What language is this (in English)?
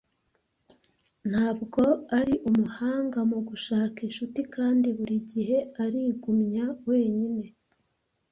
Kinyarwanda